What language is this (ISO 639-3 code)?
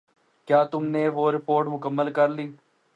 urd